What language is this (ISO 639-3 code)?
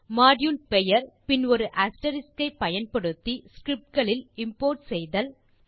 tam